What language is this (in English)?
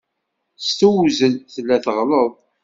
Kabyle